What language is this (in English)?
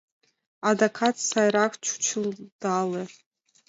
Mari